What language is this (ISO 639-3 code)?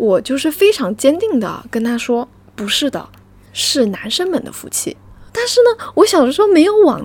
zho